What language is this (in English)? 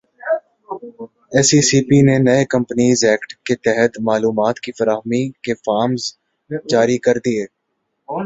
Urdu